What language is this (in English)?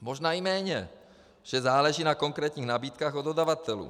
Czech